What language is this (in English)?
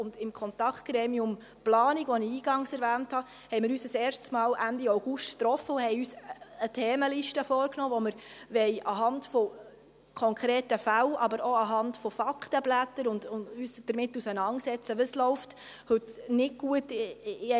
Swiss German